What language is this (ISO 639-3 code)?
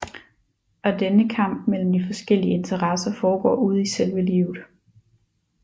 dan